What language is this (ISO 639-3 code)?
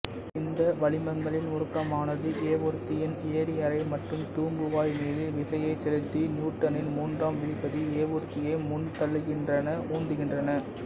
tam